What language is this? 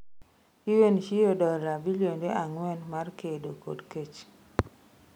Luo (Kenya and Tanzania)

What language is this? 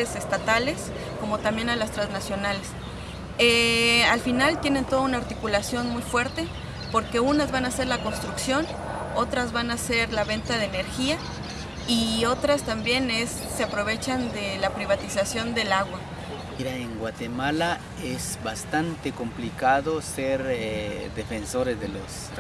Spanish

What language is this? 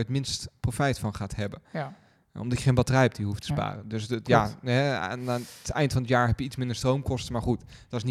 Dutch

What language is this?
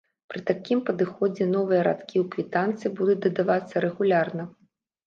Belarusian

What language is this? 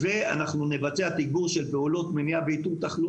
Hebrew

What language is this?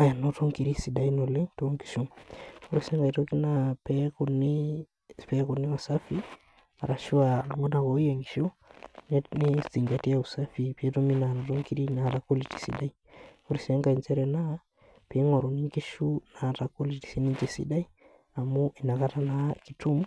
Masai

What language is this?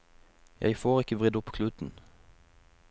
Norwegian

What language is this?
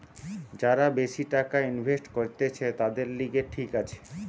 Bangla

